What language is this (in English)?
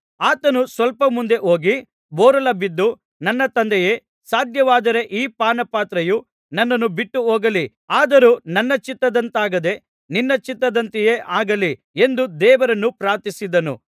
Kannada